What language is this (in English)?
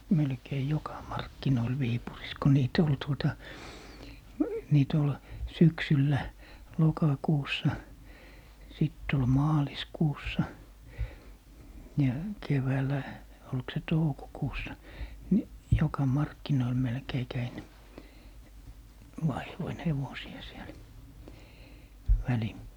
Finnish